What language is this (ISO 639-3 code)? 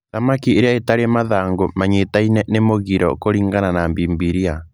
kik